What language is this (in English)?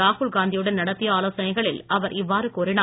Tamil